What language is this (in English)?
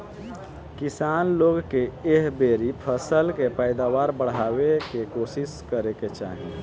Bhojpuri